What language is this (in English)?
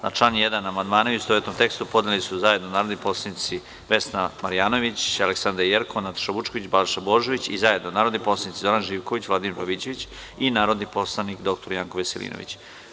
Serbian